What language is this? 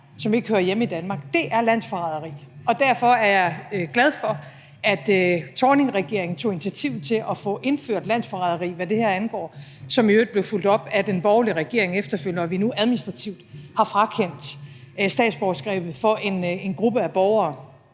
Danish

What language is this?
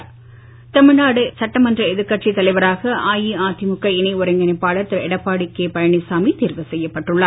Tamil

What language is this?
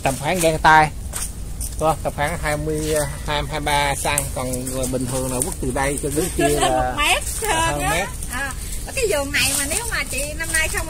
Vietnamese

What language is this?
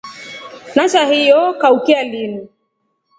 Rombo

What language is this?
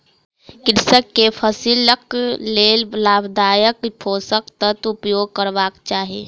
Maithili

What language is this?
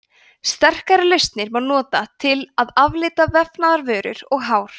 Icelandic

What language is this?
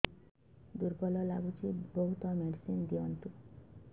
Odia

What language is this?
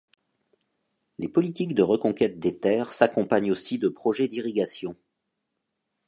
French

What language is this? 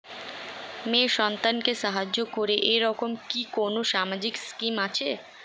Bangla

